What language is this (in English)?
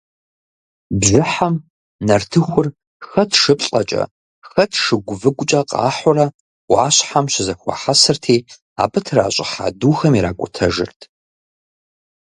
Kabardian